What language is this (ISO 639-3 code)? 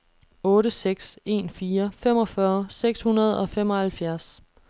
dan